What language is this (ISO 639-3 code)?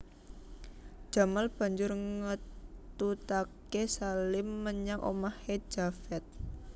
jav